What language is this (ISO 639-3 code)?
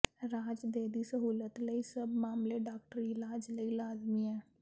pan